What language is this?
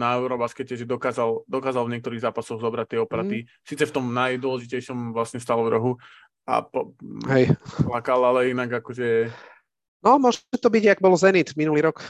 Slovak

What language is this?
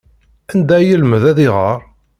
Kabyle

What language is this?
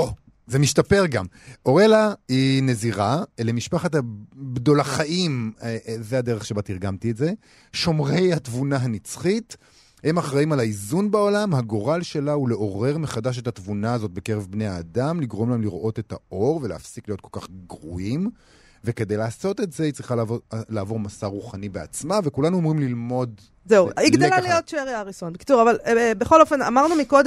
Hebrew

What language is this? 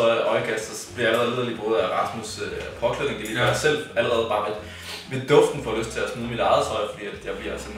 Danish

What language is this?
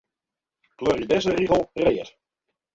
Western Frisian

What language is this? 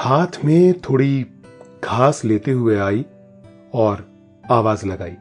Hindi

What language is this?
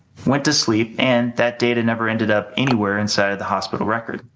English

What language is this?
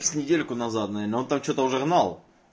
Russian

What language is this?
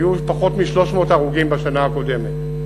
Hebrew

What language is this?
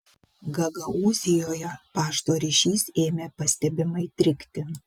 Lithuanian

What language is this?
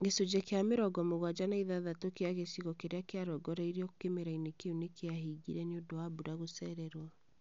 Kikuyu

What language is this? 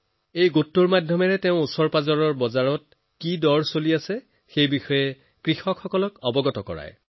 Assamese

